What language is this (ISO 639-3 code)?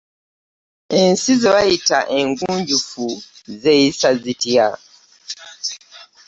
lug